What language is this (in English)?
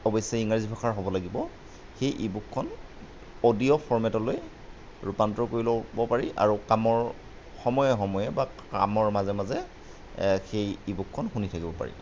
Assamese